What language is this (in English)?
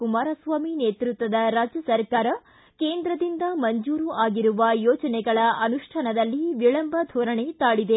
Kannada